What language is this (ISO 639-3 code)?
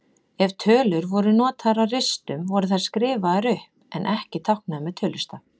isl